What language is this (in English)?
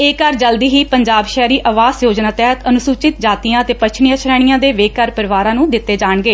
Punjabi